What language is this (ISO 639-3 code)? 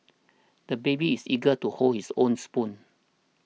eng